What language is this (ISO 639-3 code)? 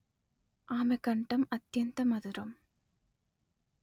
tel